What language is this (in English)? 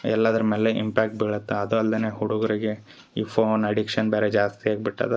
Kannada